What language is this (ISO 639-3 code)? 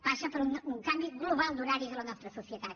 cat